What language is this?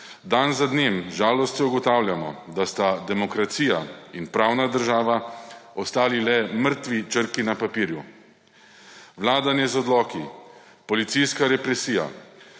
Slovenian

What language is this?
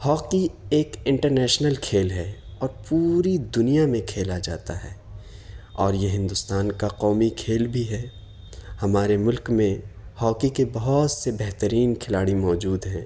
Urdu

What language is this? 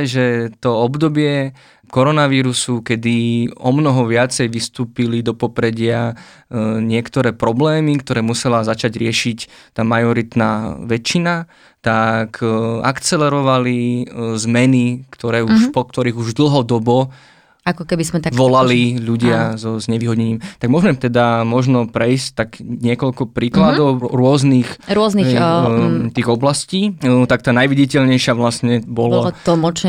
Slovak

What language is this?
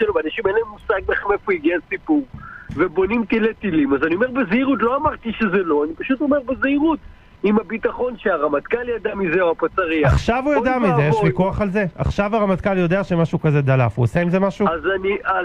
Hebrew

